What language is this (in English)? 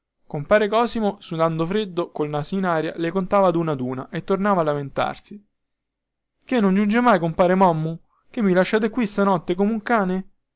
Italian